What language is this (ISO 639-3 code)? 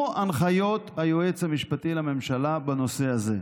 heb